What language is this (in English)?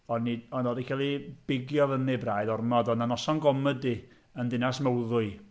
Welsh